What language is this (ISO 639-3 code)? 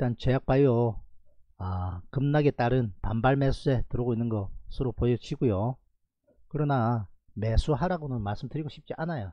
kor